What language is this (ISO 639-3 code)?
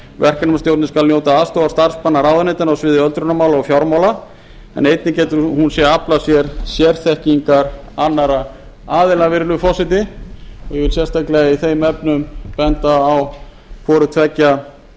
isl